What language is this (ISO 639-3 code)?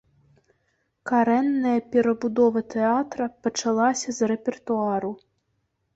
bel